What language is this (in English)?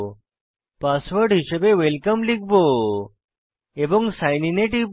Bangla